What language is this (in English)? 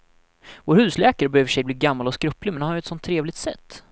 Swedish